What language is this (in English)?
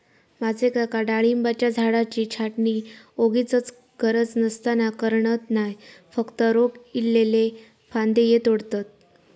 Marathi